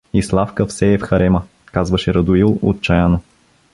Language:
Bulgarian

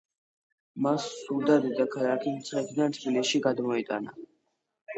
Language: Georgian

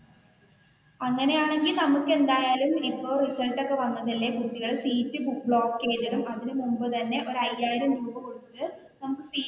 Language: Malayalam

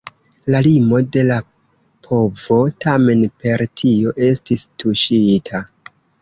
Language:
Esperanto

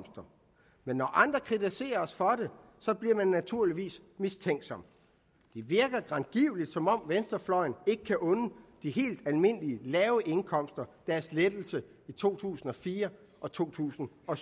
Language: Danish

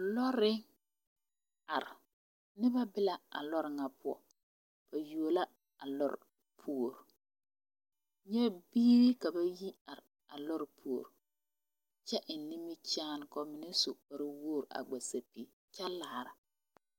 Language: Southern Dagaare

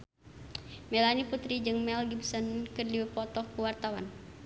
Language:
Sundanese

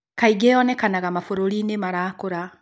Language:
Kikuyu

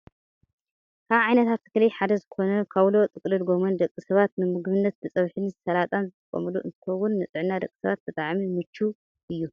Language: Tigrinya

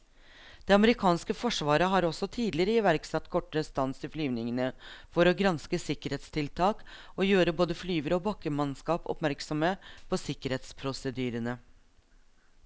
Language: Norwegian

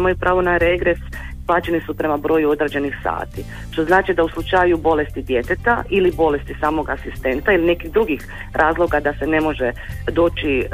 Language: Croatian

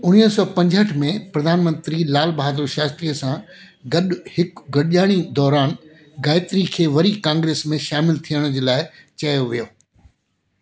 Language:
Sindhi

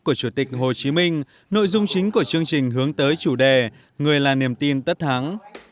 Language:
Vietnamese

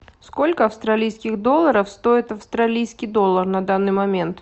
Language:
Russian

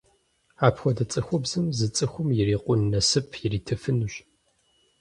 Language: Kabardian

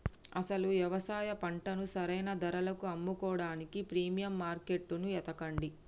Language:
Telugu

